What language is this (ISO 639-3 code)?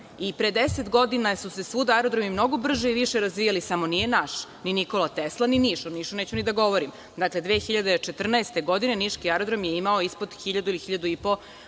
srp